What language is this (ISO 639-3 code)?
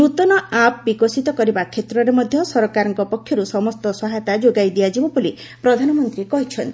ori